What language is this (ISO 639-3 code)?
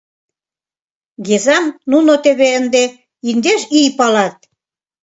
chm